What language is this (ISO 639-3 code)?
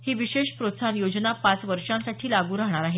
mar